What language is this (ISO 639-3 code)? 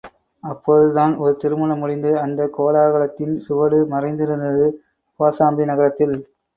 tam